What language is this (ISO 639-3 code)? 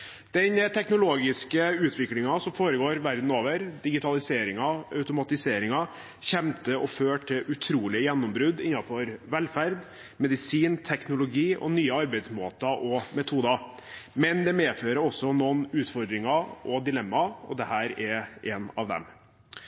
nob